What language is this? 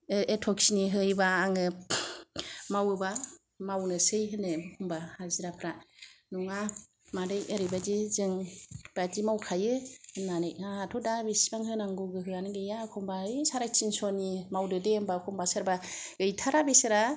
Bodo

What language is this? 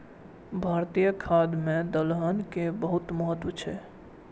Maithili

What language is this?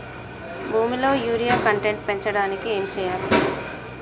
Telugu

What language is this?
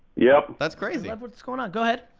English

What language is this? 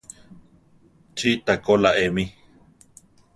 Central Tarahumara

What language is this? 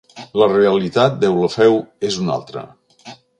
Catalan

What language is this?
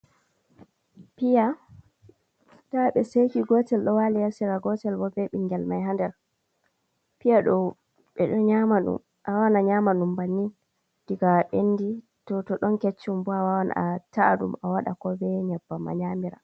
Fula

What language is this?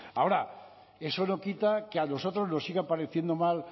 Spanish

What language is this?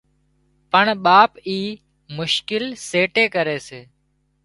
Wadiyara Koli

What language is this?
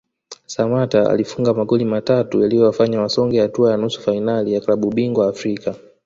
Swahili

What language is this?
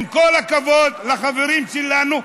Hebrew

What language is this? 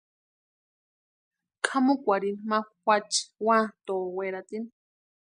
Western Highland Purepecha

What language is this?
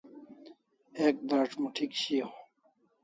Kalasha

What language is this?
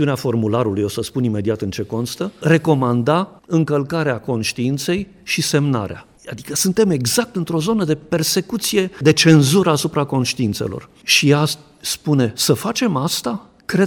Romanian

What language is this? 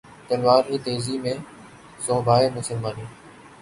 Urdu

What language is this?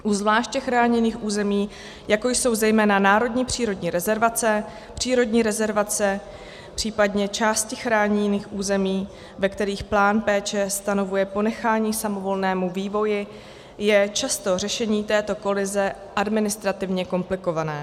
Czech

